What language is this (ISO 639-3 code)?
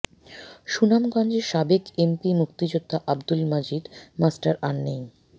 ben